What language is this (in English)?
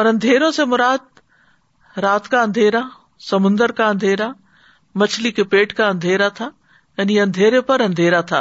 Urdu